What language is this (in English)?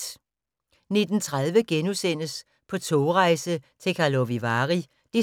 Danish